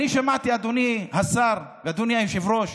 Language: Hebrew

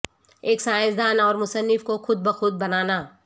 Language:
Urdu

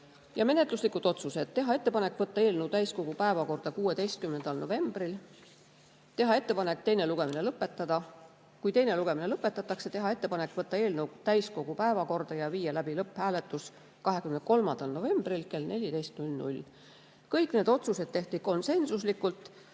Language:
Estonian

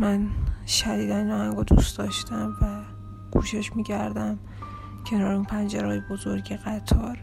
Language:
Persian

